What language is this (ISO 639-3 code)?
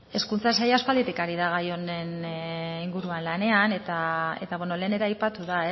eus